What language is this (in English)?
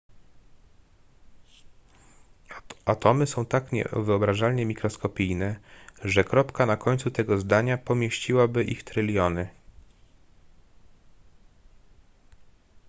Polish